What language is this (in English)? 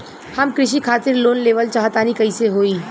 Bhojpuri